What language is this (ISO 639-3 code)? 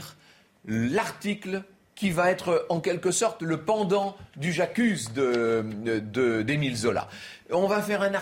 fra